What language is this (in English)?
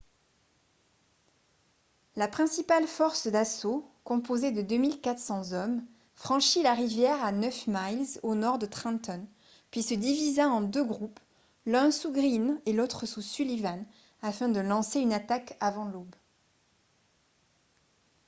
French